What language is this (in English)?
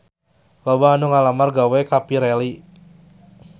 Sundanese